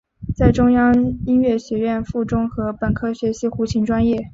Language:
Chinese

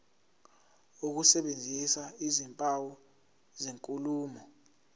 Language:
Zulu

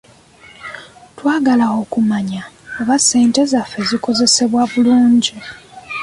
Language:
Ganda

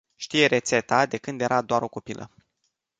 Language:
Romanian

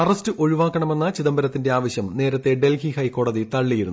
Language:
Malayalam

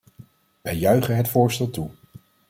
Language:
Dutch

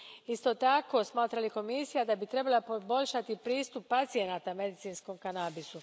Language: Croatian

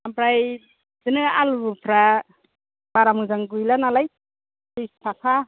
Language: Bodo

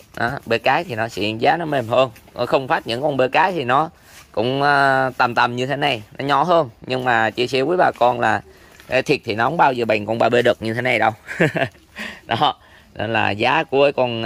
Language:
Vietnamese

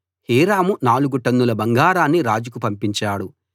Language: Telugu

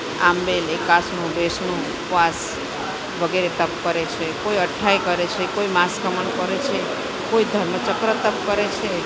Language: Gujarati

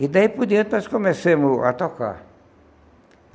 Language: Portuguese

